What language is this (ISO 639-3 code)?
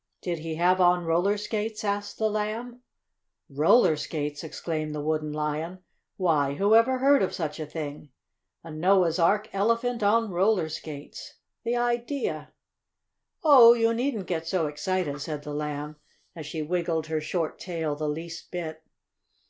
eng